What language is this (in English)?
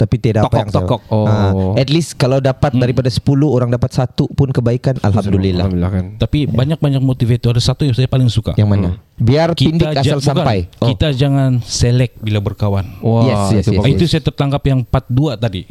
Malay